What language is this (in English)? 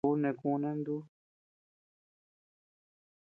Tepeuxila Cuicatec